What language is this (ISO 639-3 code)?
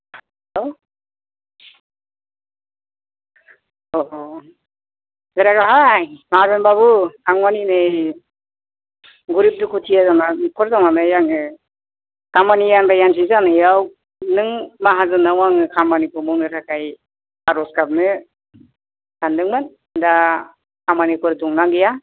brx